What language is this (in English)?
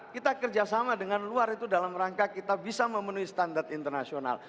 Indonesian